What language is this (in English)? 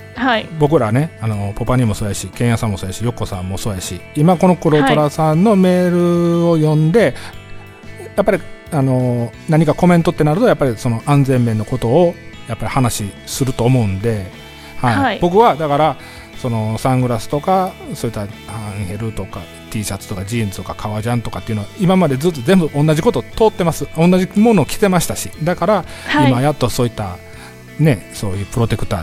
Japanese